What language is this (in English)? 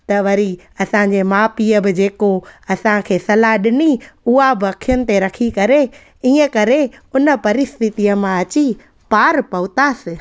Sindhi